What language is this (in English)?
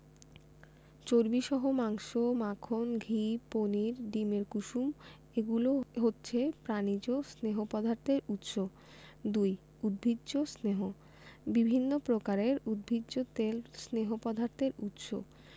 Bangla